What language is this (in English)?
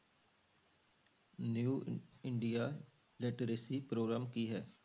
Punjabi